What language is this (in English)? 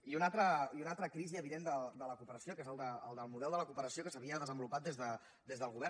Catalan